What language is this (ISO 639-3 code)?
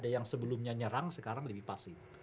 ind